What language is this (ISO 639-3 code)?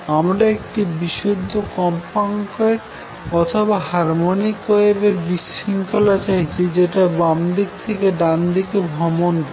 ben